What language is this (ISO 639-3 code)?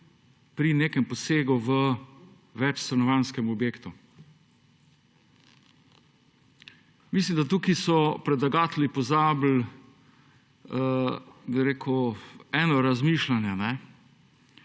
slv